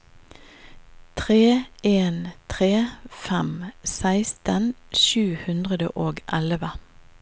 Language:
Norwegian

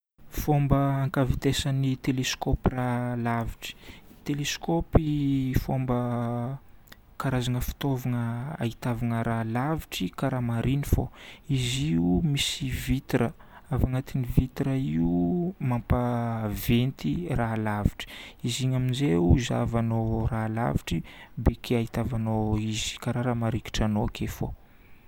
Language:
Northern Betsimisaraka Malagasy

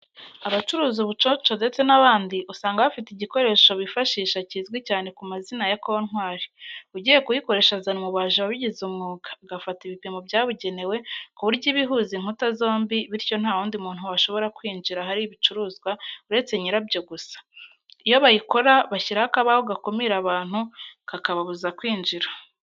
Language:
Kinyarwanda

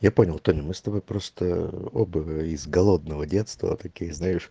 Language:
Russian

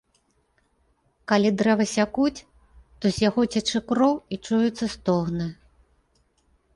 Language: Belarusian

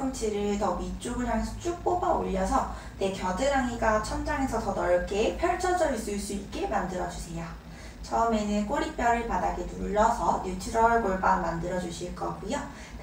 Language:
Korean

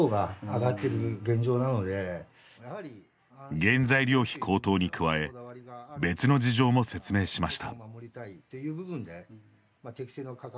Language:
Japanese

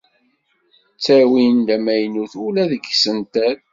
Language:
Kabyle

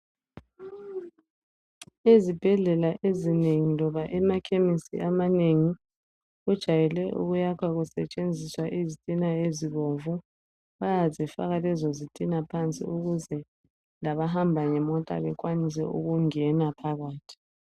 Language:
North Ndebele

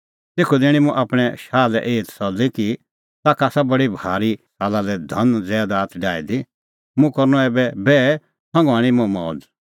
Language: Kullu Pahari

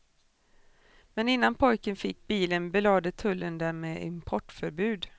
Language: Swedish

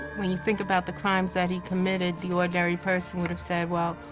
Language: English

